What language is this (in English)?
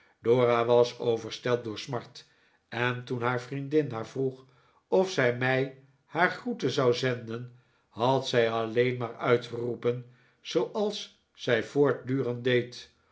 Dutch